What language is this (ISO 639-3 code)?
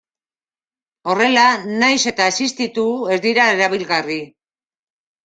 eus